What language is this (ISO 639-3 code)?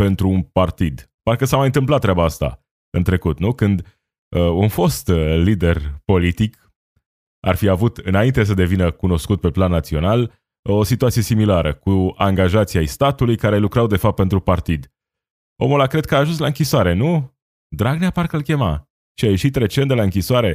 ron